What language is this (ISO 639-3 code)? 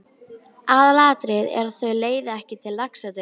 isl